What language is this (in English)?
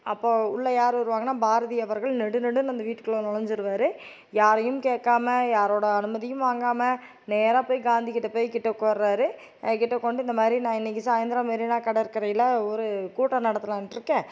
Tamil